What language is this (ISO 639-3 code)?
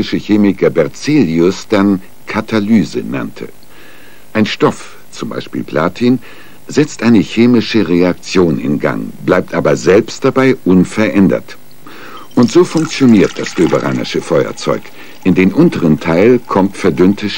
deu